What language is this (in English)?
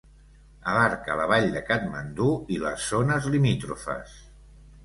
Catalan